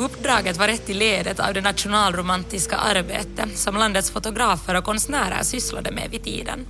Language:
Swedish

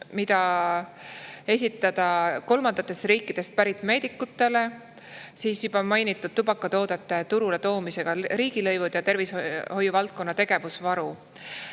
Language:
Estonian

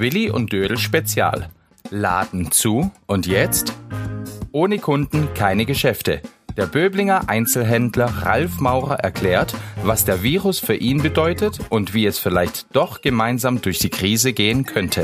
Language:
German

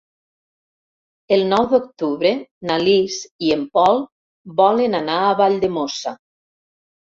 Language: Catalan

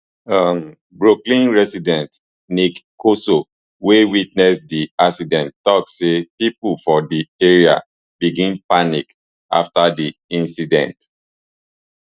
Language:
Nigerian Pidgin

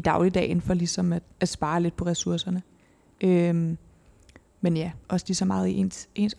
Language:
Danish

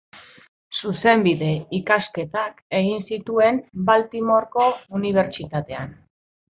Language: Basque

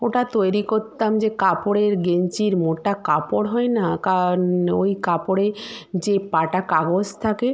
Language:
Bangla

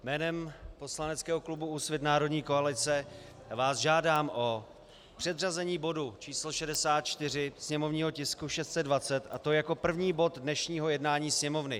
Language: Czech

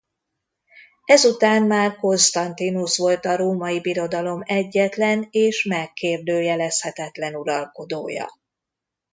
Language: Hungarian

